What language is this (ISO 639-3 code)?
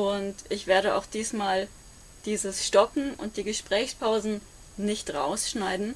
deu